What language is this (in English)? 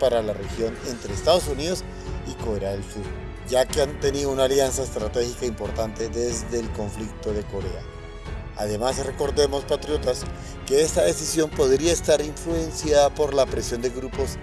Spanish